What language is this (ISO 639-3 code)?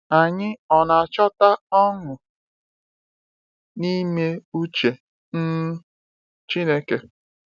ibo